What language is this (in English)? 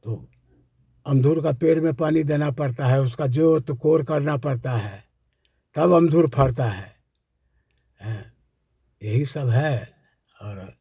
Hindi